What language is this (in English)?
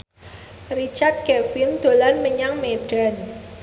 Javanese